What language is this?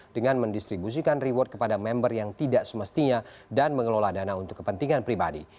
Indonesian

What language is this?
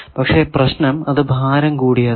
Malayalam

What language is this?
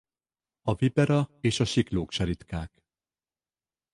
Hungarian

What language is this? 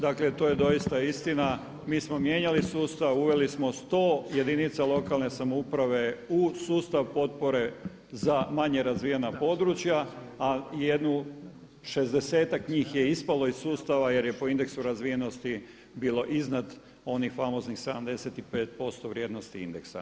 Croatian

